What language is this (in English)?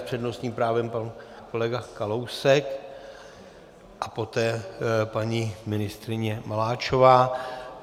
Czech